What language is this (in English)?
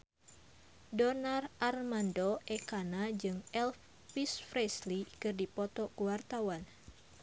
Sundanese